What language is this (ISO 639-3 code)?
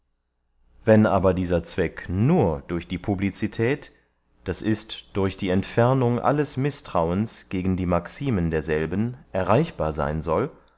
deu